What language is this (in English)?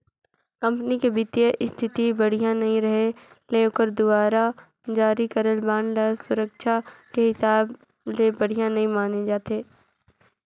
Chhattisgarhi